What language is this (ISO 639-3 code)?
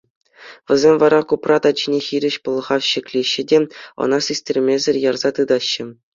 chv